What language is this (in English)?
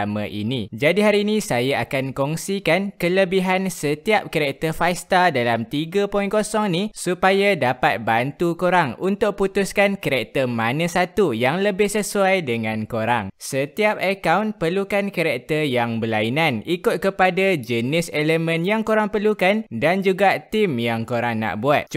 Malay